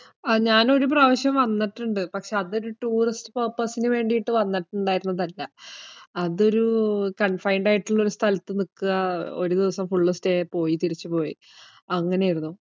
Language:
Malayalam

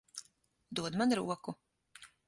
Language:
Latvian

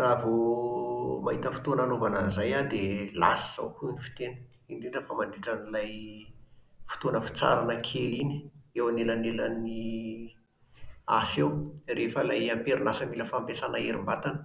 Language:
Malagasy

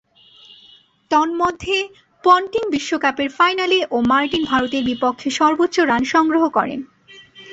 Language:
Bangla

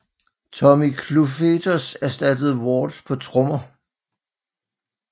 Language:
Danish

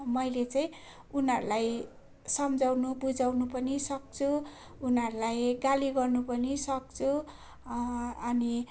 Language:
Nepali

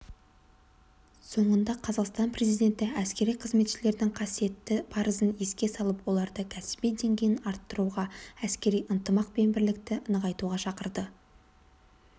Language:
Kazakh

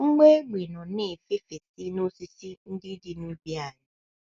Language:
Igbo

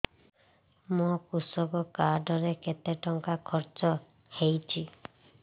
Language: Odia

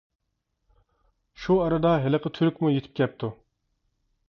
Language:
Uyghur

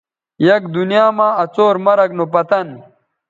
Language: Bateri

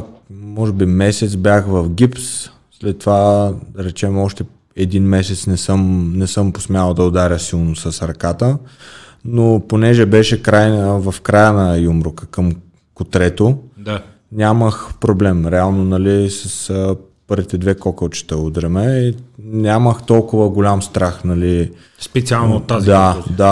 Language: Bulgarian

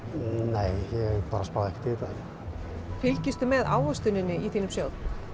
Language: Icelandic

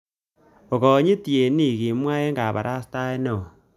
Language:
Kalenjin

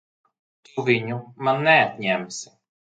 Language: Latvian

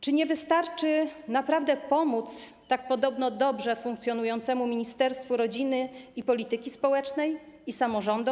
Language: Polish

